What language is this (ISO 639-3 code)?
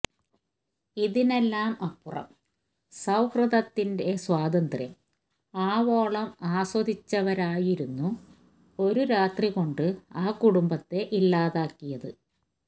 mal